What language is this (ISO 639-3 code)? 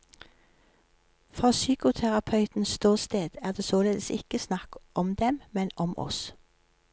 nor